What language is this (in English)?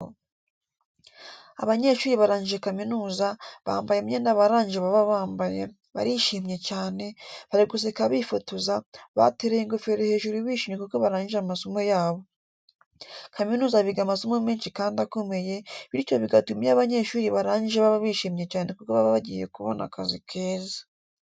Kinyarwanda